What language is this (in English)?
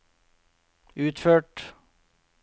Norwegian